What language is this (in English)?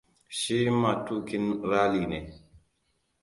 Hausa